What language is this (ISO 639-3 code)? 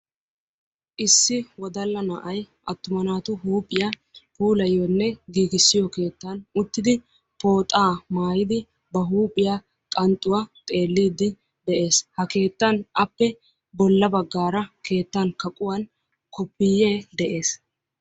wal